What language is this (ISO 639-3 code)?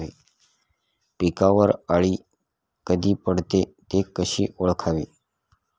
mar